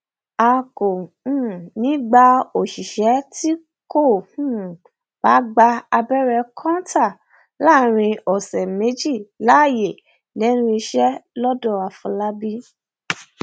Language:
Yoruba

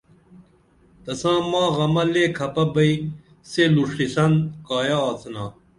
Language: Dameli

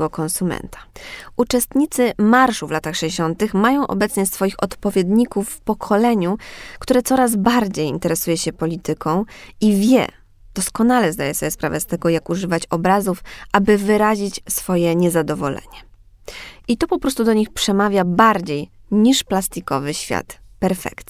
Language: Polish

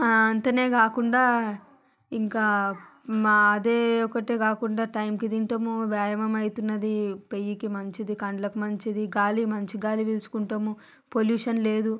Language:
Telugu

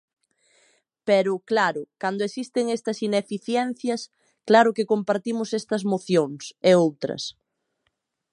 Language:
Galician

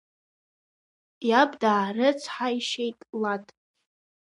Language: Abkhazian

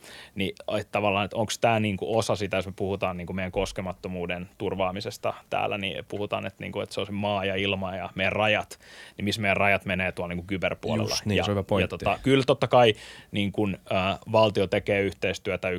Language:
Finnish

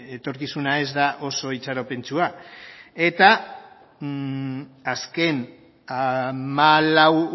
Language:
Basque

